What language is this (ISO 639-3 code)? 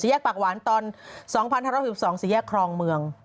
tha